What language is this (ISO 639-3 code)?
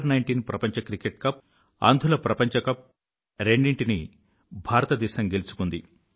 tel